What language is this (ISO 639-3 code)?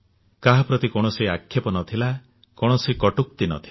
ori